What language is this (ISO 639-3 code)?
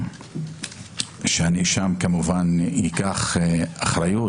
heb